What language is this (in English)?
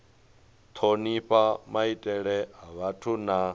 Venda